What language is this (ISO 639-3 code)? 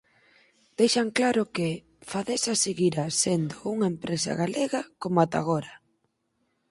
glg